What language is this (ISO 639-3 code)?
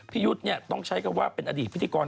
tha